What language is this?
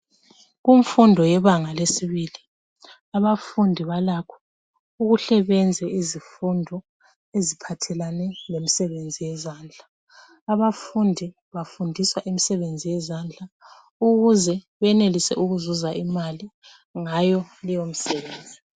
North Ndebele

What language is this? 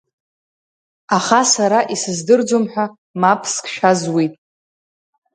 Abkhazian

